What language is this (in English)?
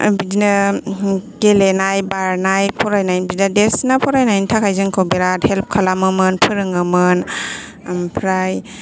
Bodo